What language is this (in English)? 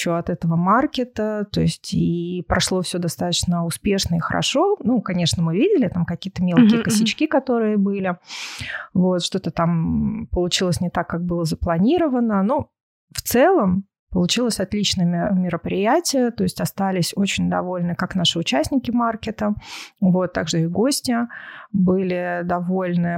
Russian